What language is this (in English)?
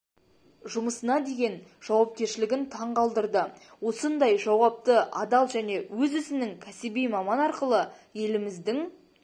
Kazakh